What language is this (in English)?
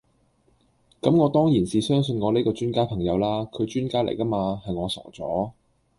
Cantonese